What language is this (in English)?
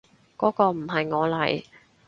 Cantonese